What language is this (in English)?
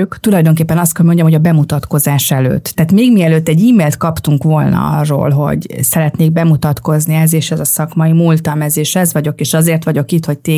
Hungarian